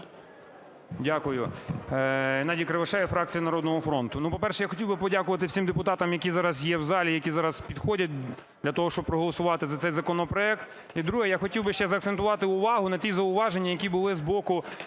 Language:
Ukrainian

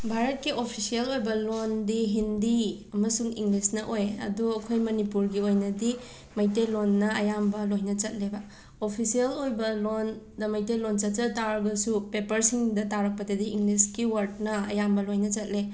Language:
Manipuri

